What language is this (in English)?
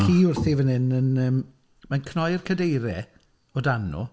Welsh